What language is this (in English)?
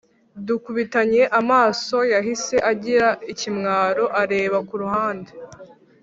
Kinyarwanda